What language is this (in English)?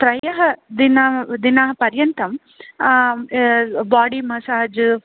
Sanskrit